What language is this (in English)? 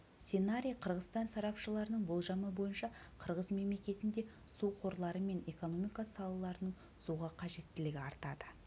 Kazakh